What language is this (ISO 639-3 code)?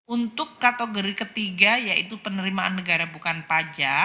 ind